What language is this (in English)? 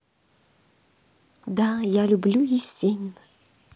Russian